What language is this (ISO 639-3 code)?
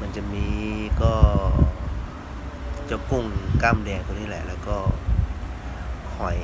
tha